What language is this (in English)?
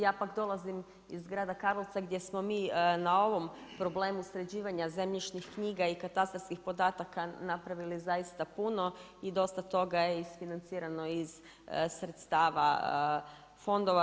Croatian